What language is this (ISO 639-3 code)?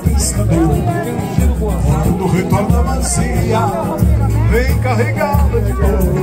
por